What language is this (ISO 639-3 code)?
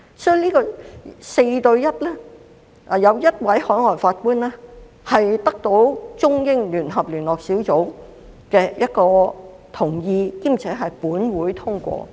yue